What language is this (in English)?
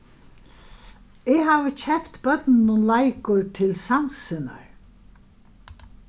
Faroese